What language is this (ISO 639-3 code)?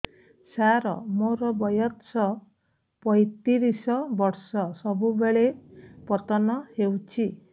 ori